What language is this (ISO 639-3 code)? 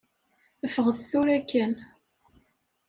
kab